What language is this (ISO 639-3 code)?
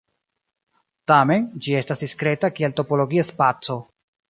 epo